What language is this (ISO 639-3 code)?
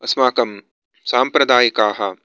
san